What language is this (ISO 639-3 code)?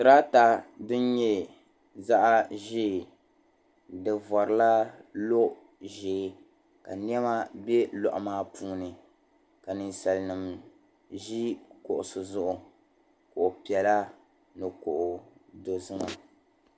dag